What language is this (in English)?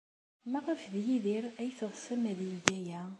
Kabyle